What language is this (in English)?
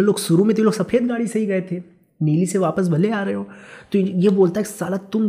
Hindi